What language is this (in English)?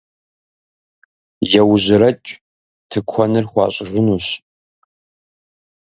Kabardian